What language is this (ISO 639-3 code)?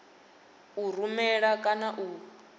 ven